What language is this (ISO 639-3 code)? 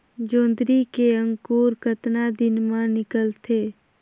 hne